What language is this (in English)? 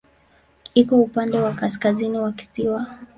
Swahili